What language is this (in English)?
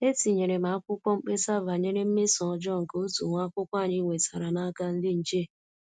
Igbo